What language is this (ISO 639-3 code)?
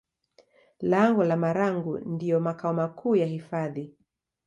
swa